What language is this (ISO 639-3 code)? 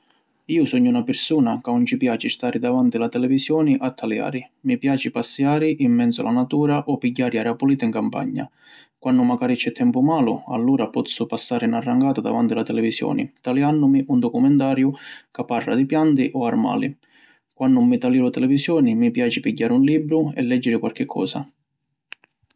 scn